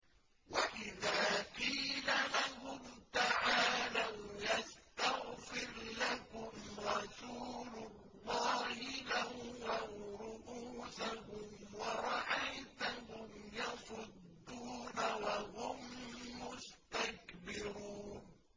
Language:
Arabic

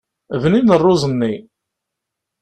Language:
Kabyle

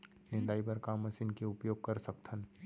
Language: Chhattisgarhi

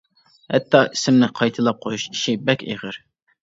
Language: Uyghur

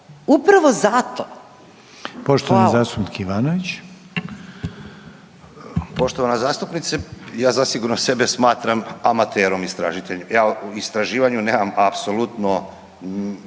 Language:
Croatian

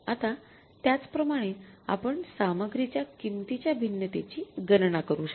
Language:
Marathi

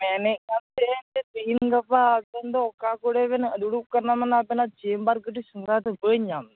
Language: Santali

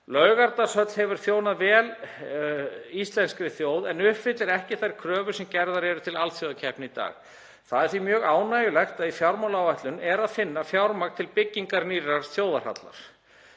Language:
Icelandic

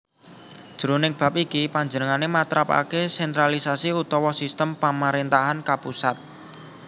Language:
Javanese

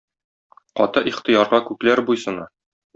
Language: Tatar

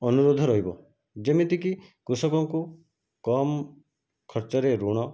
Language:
Odia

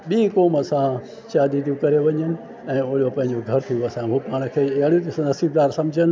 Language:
Sindhi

